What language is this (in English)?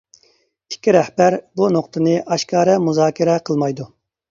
Uyghur